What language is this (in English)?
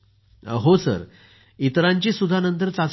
Marathi